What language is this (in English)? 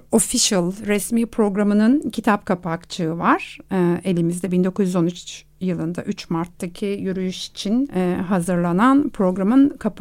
Turkish